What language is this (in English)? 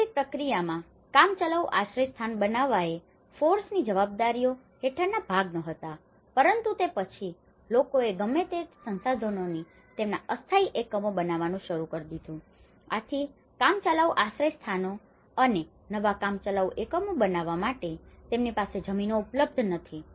Gujarati